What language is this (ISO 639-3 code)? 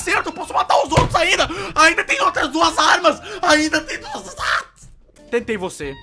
por